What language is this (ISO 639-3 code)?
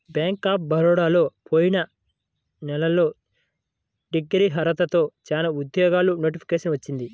tel